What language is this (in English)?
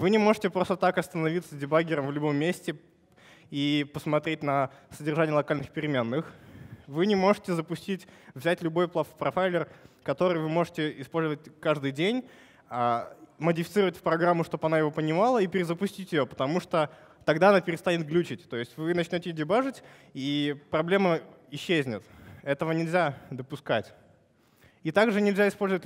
Russian